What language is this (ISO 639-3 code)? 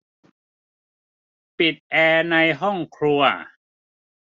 tha